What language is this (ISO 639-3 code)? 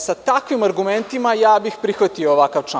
srp